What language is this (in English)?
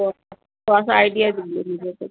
Urdu